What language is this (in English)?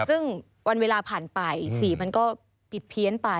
Thai